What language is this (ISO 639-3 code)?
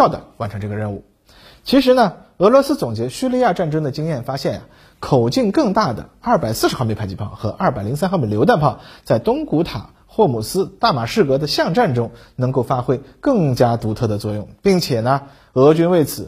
zho